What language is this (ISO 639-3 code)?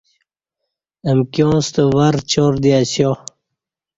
bsh